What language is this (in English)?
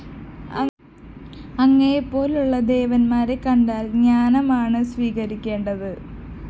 Malayalam